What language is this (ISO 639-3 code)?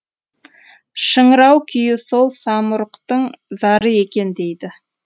kaz